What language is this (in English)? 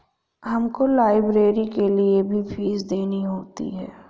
Hindi